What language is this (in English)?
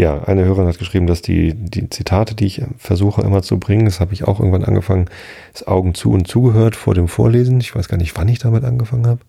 German